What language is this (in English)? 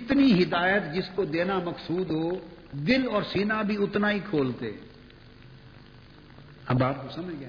Urdu